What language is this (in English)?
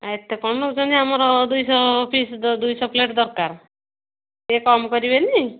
Odia